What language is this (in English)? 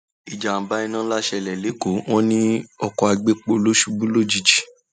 Yoruba